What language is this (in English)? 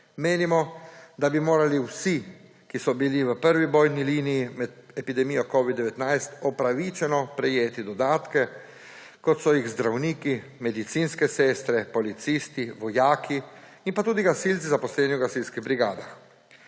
Slovenian